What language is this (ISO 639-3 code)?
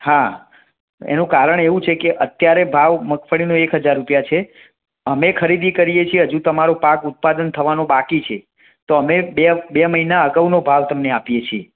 guj